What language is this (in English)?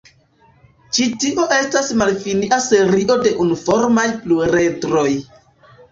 Esperanto